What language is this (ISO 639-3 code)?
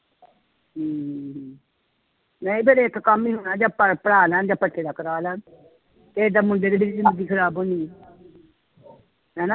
pan